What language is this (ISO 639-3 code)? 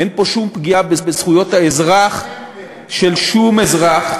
heb